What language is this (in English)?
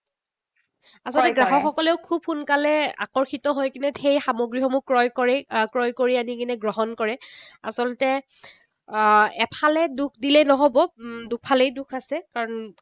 Assamese